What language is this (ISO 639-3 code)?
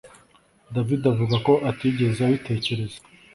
kin